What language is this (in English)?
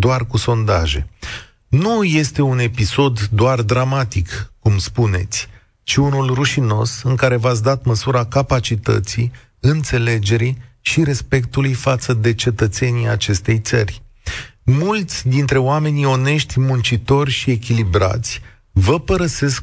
Romanian